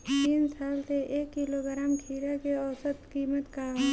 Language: Bhojpuri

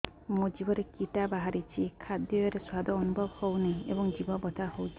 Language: Odia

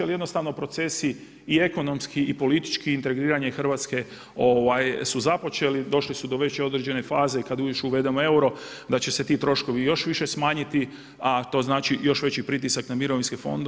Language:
Croatian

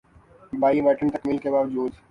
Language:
Urdu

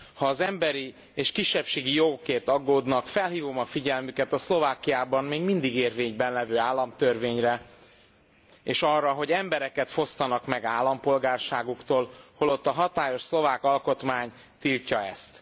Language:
Hungarian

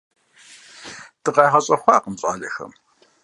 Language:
Kabardian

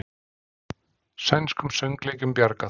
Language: Icelandic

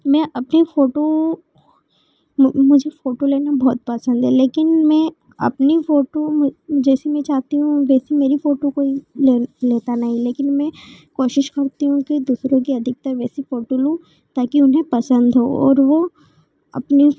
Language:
Hindi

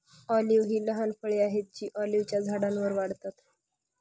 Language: Marathi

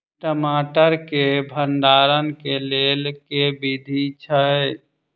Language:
Maithili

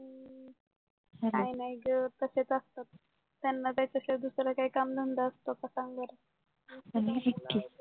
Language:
Marathi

